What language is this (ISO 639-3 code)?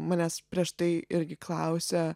lit